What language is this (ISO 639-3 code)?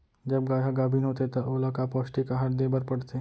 hne